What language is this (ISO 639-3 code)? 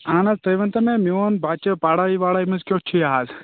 kas